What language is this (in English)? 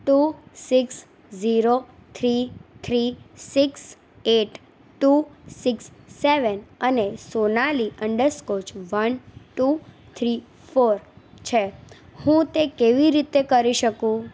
Gujarati